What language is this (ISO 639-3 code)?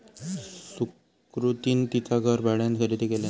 mar